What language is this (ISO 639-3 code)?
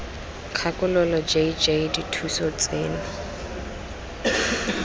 tsn